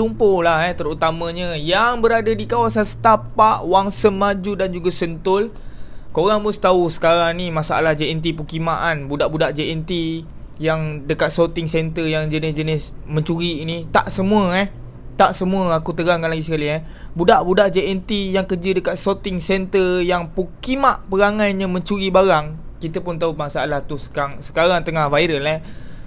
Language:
Malay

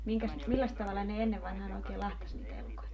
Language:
Finnish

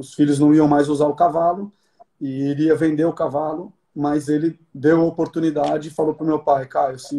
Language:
Portuguese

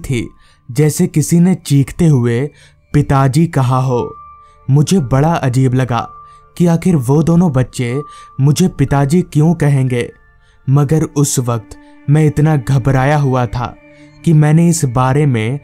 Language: Hindi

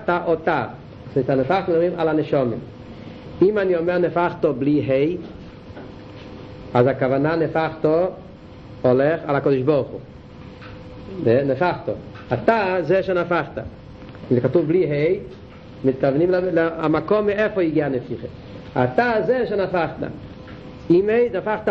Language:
Hebrew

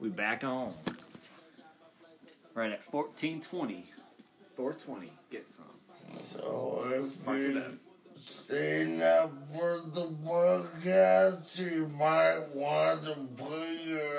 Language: English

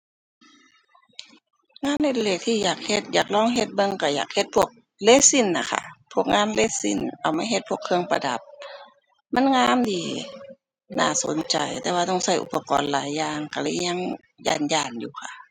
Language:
Thai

